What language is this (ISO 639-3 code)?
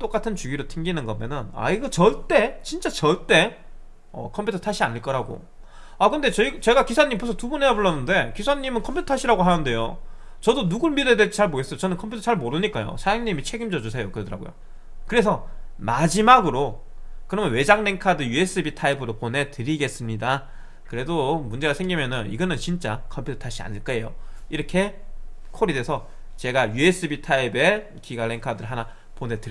kor